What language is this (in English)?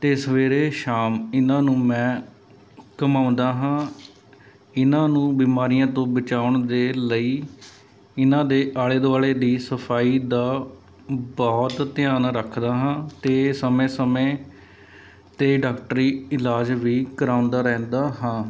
Punjabi